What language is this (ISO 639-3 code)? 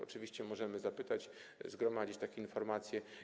pol